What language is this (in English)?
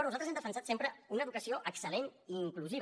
Catalan